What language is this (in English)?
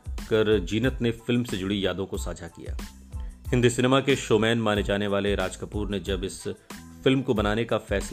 Hindi